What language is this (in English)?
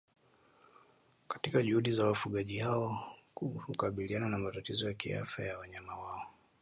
Swahili